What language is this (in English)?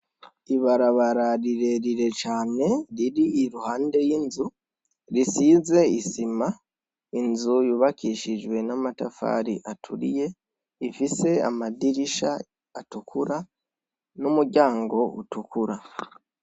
Rundi